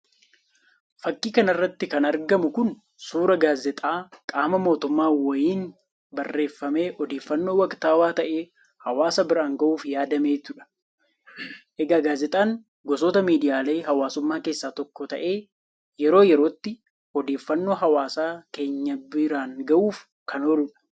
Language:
Oromo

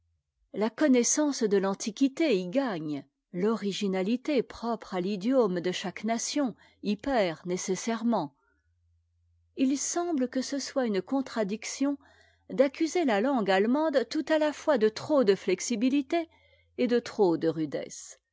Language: French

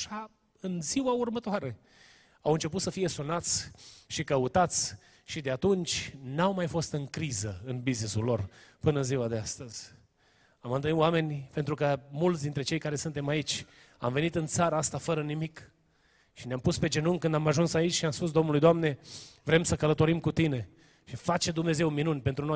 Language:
Romanian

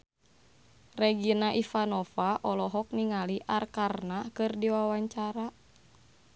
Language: Sundanese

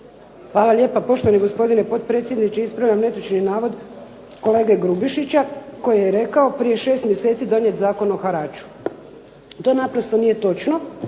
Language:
Croatian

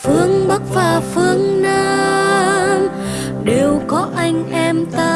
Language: Vietnamese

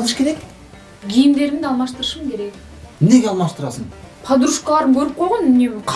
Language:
Turkish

